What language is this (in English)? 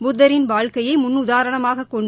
Tamil